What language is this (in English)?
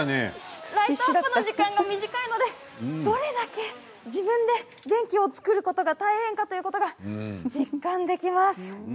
Japanese